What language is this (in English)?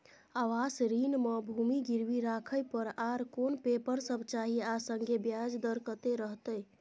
Maithili